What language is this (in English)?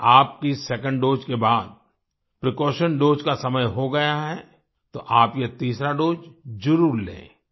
Hindi